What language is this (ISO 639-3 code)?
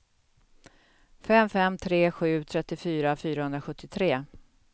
swe